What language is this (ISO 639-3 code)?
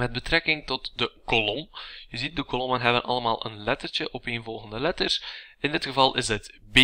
nld